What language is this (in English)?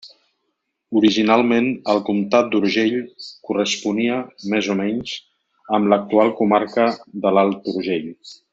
Catalan